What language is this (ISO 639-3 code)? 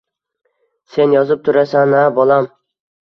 uzb